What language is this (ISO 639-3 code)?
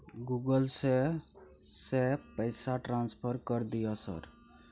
mai